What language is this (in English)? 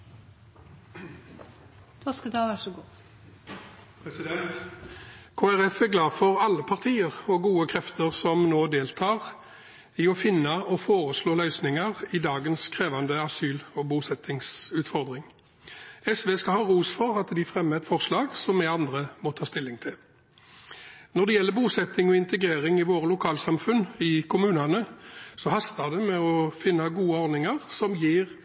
Norwegian Bokmål